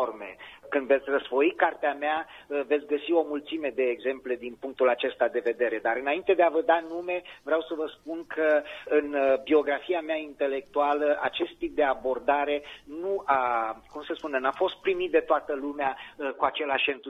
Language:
Romanian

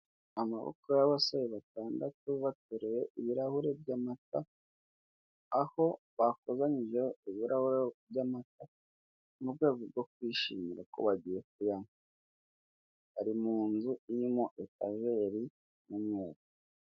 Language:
Kinyarwanda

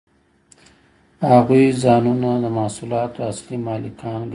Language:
Pashto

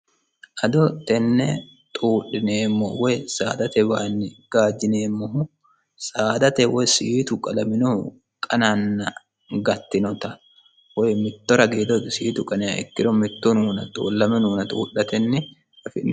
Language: Sidamo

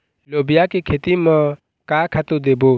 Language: Chhattisgarhi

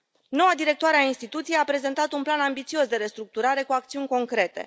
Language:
Romanian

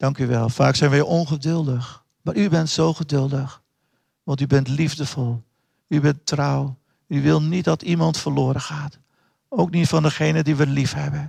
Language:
Dutch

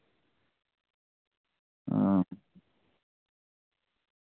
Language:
Dogri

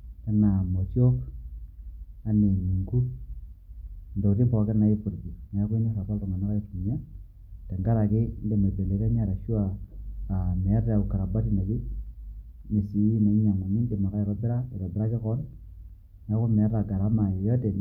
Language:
Masai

